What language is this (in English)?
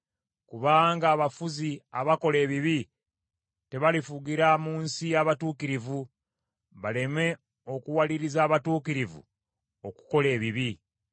Ganda